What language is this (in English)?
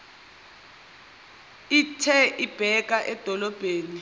Zulu